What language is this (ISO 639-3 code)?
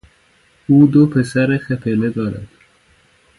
fas